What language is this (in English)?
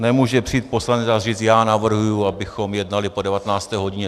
Czech